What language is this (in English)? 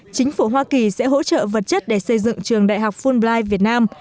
Vietnamese